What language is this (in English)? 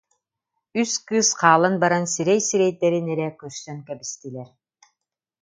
Yakut